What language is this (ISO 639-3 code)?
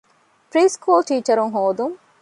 div